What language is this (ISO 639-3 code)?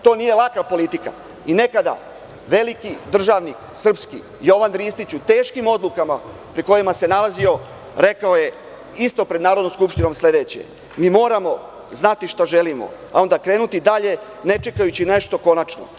srp